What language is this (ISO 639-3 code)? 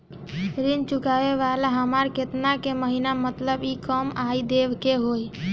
bho